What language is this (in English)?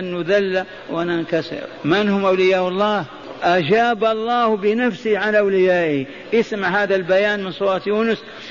Arabic